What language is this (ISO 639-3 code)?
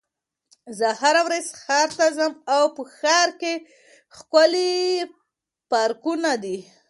pus